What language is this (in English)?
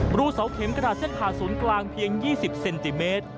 Thai